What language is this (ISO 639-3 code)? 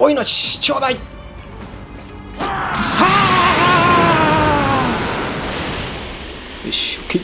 jpn